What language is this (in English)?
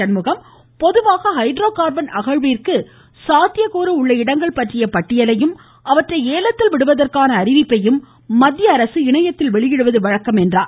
Tamil